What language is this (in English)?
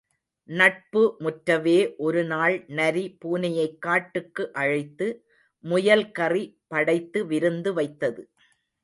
Tamil